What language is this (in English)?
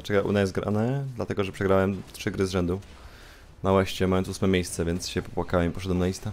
Polish